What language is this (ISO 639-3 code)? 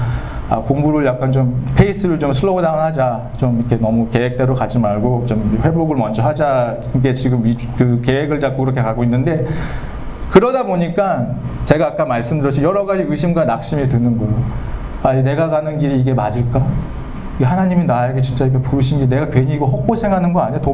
kor